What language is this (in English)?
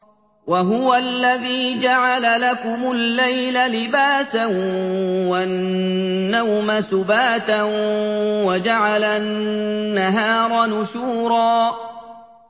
Arabic